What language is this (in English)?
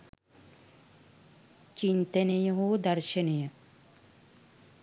Sinhala